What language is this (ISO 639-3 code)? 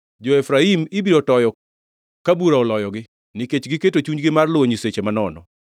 luo